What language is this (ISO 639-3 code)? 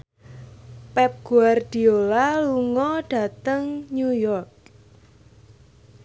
jav